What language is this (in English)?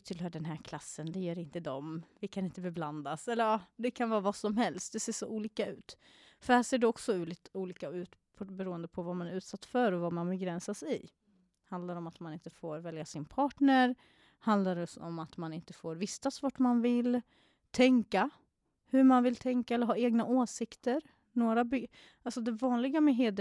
Swedish